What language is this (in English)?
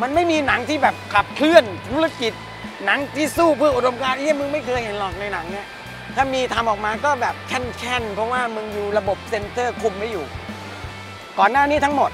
Thai